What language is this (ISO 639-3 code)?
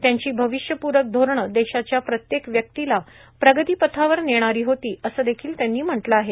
mar